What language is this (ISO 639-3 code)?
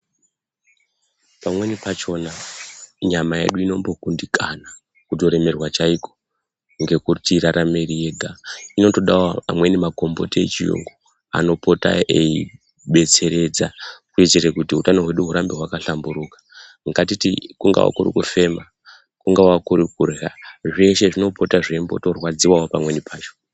ndc